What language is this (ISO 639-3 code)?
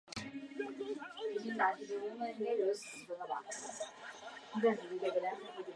zho